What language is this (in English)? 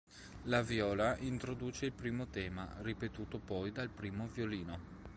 Italian